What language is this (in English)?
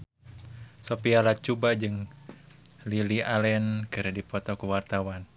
Sundanese